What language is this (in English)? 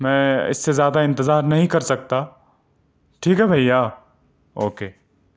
Urdu